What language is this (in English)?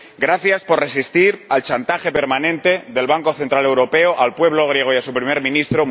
Spanish